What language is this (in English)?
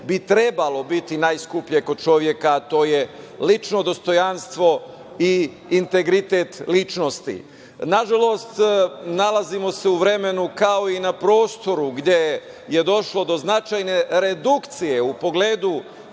Serbian